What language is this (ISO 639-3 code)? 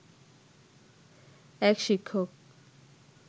ben